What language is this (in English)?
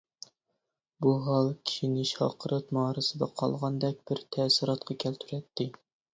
Uyghur